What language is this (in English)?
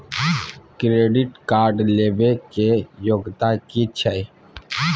Maithili